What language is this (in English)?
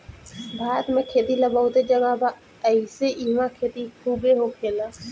Bhojpuri